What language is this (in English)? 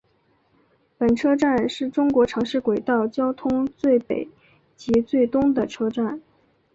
Chinese